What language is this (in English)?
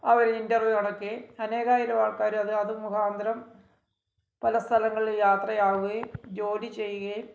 Malayalam